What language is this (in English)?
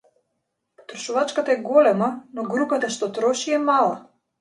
Macedonian